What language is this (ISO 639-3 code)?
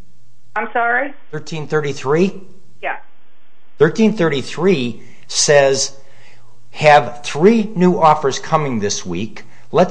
eng